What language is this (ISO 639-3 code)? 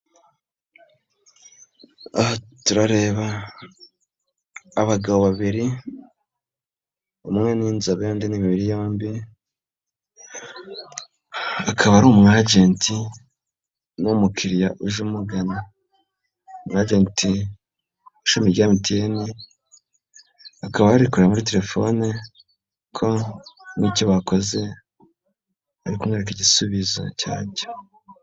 kin